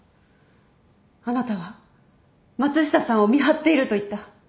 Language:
Japanese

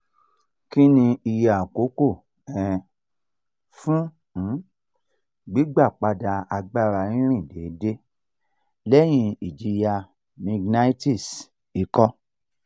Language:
Yoruba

